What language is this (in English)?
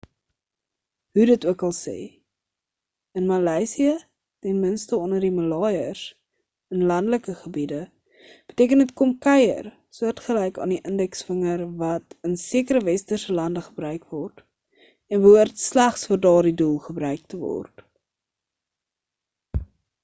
Afrikaans